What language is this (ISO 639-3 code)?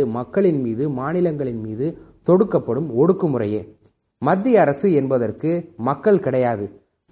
tam